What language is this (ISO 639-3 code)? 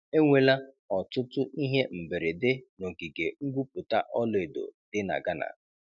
ibo